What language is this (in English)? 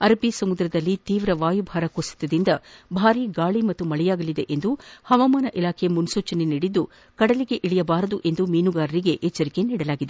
Kannada